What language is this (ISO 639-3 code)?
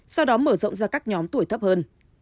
vie